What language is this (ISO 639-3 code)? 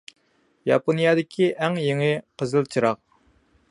uig